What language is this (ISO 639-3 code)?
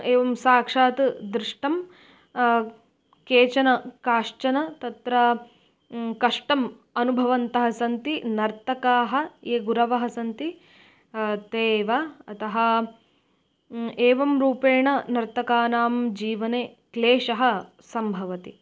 san